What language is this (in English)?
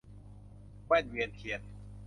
Thai